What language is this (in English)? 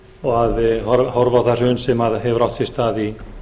Icelandic